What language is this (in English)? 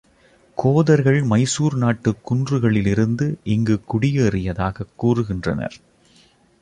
Tamil